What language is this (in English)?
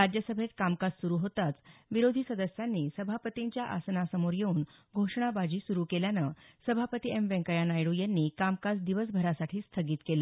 Marathi